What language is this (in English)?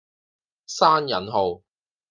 Cantonese